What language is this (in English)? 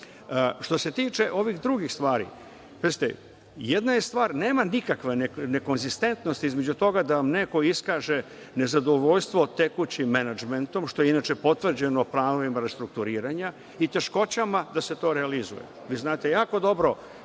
Serbian